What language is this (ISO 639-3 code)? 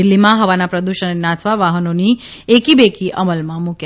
guj